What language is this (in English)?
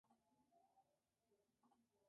Spanish